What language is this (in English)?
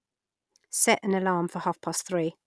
English